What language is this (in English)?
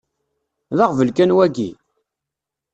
Kabyle